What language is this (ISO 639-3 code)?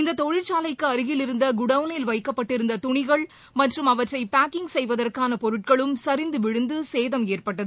tam